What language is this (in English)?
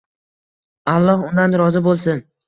Uzbek